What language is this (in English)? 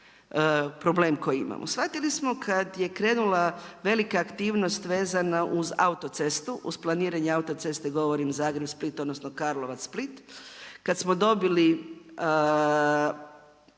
Croatian